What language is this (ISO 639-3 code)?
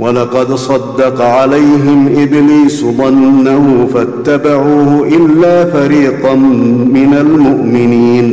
ara